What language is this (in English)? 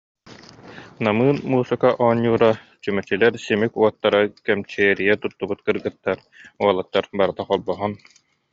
Yakut